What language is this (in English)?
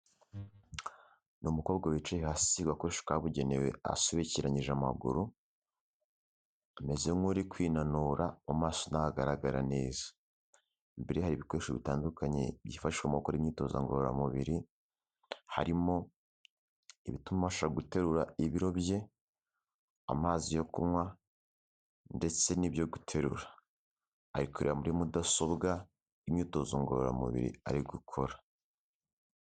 Kinyarwanda